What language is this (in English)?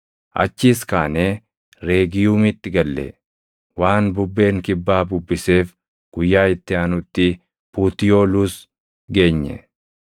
Oromo